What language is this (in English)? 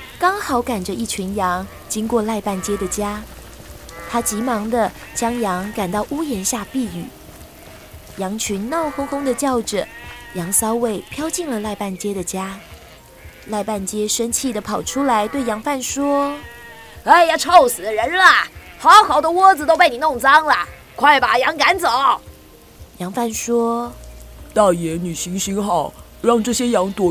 Chinese